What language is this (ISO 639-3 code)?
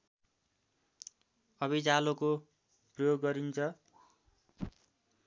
nep